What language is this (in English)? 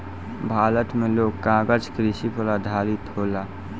Bhojpuri